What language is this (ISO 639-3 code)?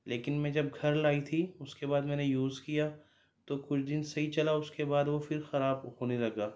urd